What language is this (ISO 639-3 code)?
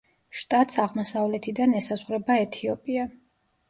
kat